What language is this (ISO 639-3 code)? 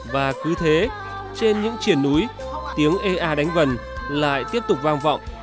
vie